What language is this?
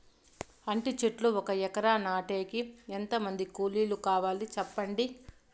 Telugu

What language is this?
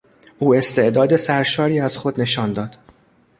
Persian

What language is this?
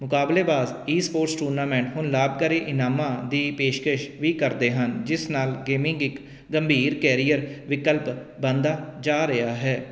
Punjabi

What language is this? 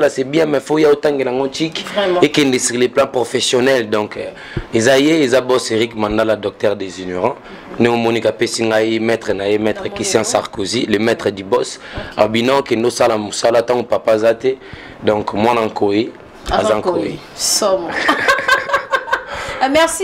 French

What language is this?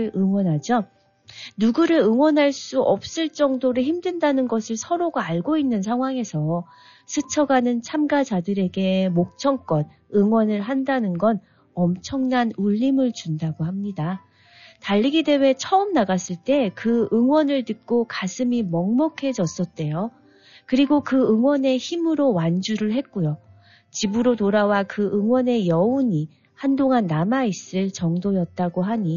Korean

